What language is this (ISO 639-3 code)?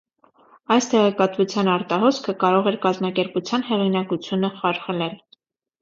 hye